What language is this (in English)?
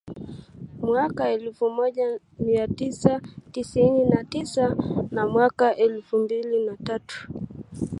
Swahili